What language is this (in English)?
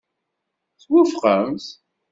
Kabyle